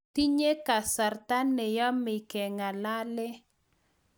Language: Kalenjin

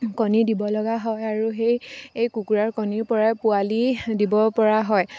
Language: Assamese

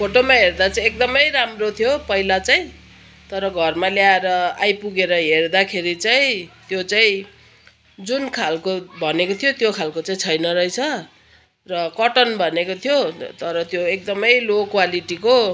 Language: Nepali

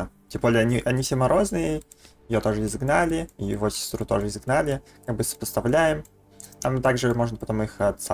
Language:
Russian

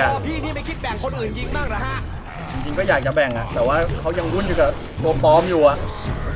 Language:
Thai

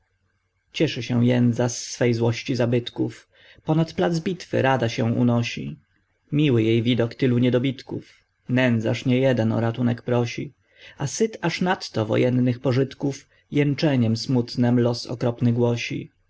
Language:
Polish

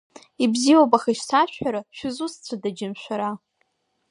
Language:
Abkhazian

